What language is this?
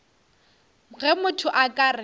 Northern Sotho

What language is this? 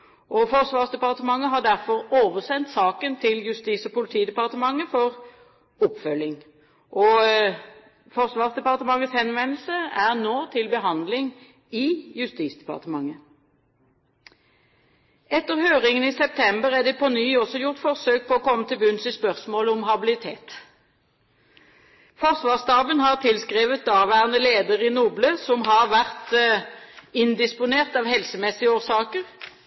Norwegian Bokmål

